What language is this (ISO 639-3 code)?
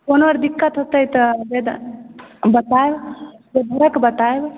mai